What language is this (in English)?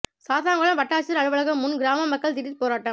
Tamil